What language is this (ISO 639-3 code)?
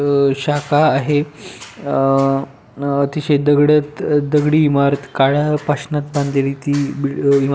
mar